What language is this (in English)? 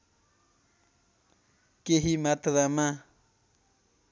Nepali